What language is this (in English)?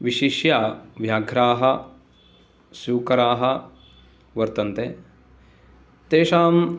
Sanskrit